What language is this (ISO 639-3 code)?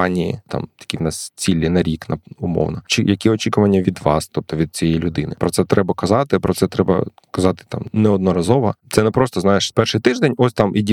ukr